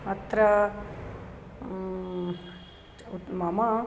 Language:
Sanskrit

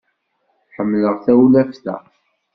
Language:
Kabyle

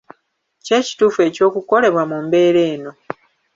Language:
Ganda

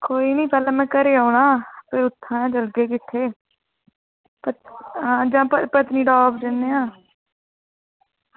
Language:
Dogri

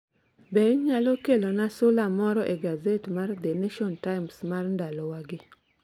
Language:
Luo (Kenya and Tanzania)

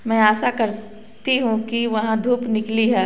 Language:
Hindi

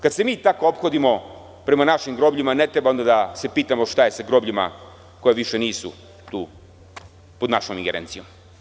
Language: Serbian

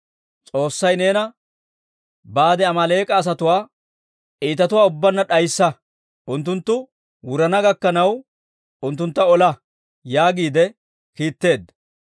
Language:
Dawro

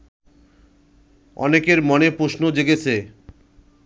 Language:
Bangla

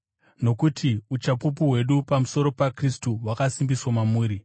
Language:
Shona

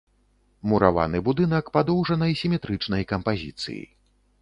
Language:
Belarusian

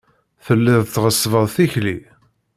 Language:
Kabyle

